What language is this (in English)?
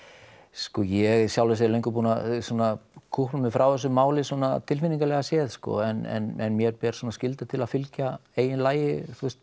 Icelandic